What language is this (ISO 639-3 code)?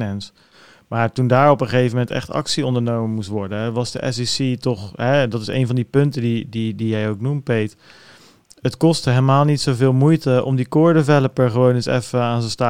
nld